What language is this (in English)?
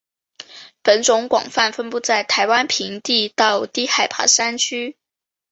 Chinese